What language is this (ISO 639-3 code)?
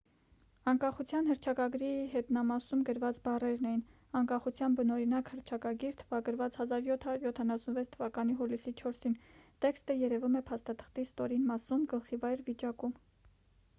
hye